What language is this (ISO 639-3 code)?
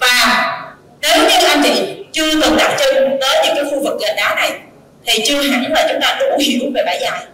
vie